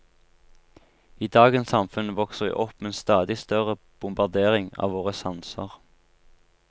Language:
Norwegian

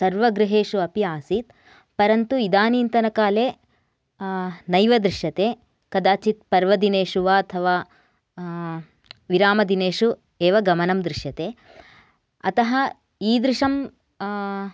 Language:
Sanskrit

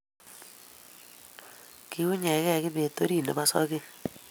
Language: Kalenjin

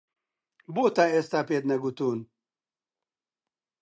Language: Central Kurdish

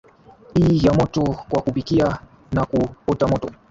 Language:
Swahili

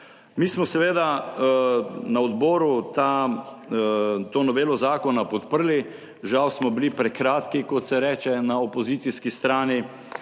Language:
Slovenian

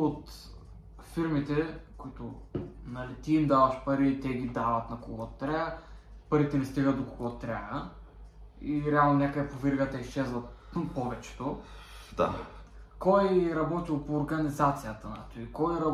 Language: Bulgarian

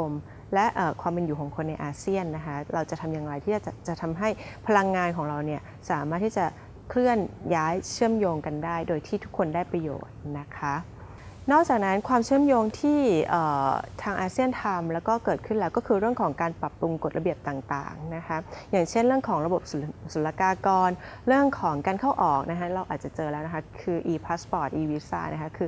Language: Thai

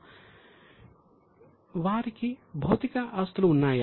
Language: Telugu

